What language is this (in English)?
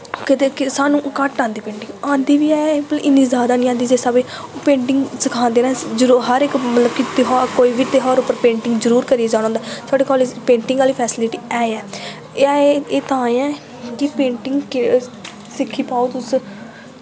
Dogri